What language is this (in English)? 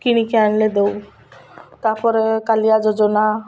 Odia